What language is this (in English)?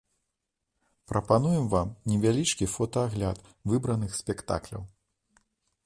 Belarusian